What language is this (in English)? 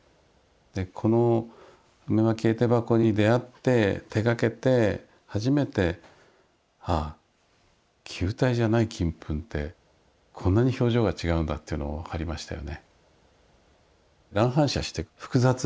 Japanese